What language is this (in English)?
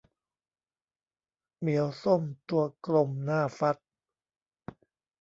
Thai